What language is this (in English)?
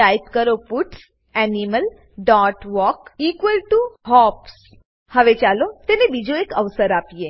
Gujarati